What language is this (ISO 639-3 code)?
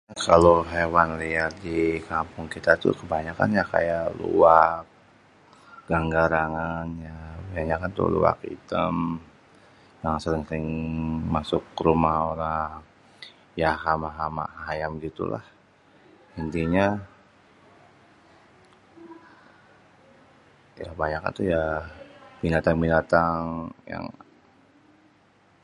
bew